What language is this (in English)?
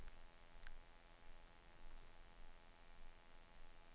Danish